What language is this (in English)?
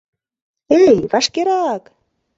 Mari